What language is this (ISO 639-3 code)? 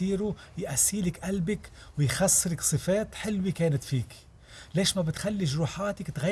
ara